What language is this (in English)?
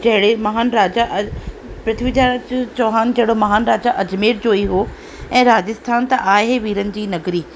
Sindhi